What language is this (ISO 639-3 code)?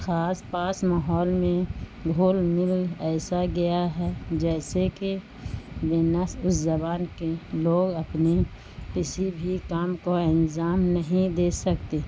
urd